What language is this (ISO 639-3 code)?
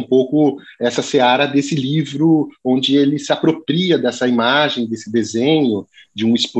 por